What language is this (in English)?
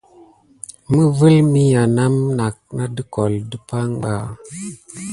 Gidar